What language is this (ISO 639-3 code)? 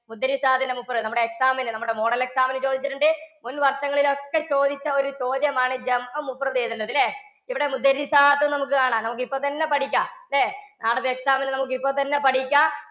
mal